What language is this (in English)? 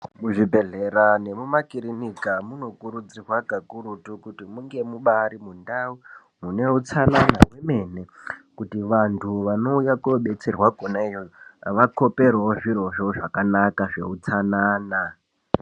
Ndau